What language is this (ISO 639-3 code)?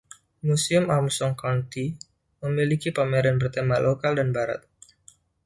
ind